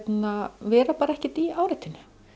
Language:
Icelandic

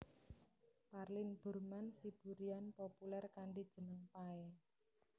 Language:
Javanese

